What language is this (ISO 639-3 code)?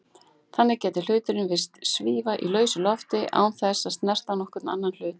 isl